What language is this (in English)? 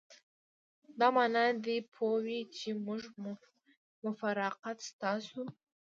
Pashto